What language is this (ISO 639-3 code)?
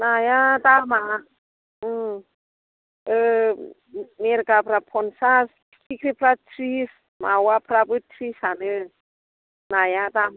brx